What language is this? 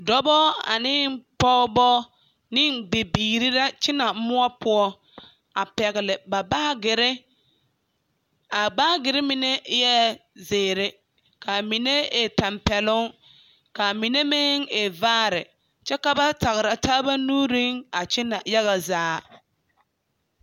Southern Dagaare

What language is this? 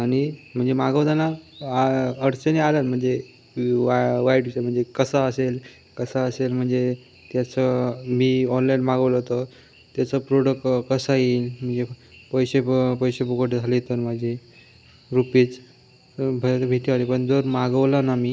Marathi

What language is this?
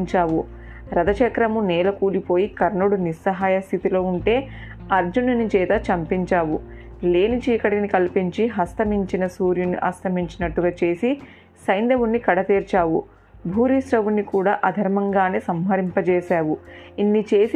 Telugu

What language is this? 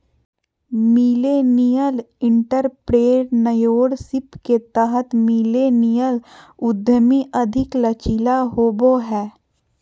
Magahi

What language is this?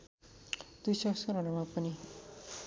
Nepali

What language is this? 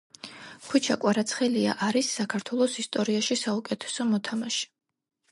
Georgian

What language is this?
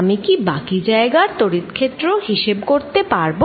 Bangla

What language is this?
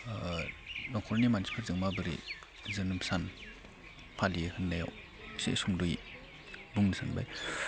Bodo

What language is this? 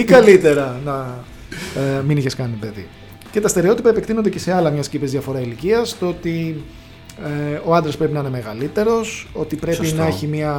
Greek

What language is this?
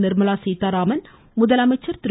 Tamil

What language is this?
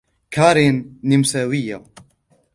Arabic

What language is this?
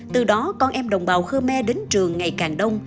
Vietnamese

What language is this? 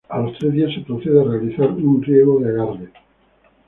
Spanish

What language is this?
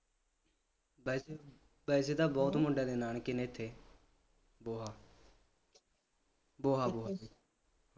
Punjabi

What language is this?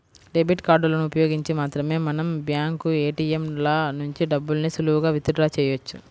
Telugu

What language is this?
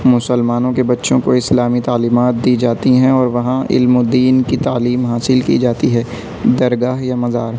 Urdu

